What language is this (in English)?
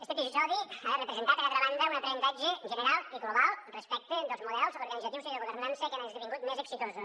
Catalan